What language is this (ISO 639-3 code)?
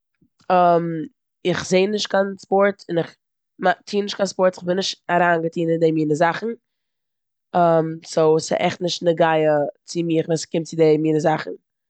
yid